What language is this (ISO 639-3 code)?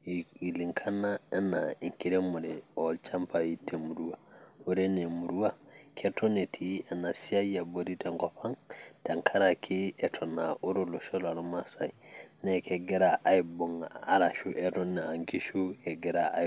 mas